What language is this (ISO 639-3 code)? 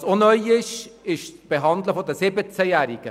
gsw